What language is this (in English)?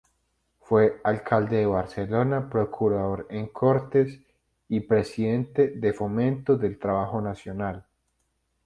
Spanish